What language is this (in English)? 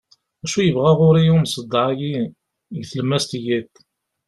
Kabyle